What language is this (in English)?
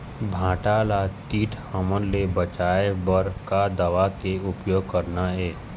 Chhattisgarhi